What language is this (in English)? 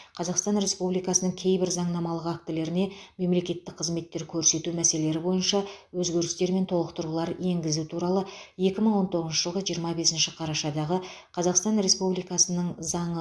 Kazakh